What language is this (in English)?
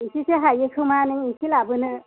Bodo